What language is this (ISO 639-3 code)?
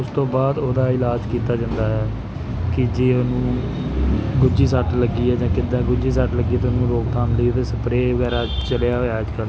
pan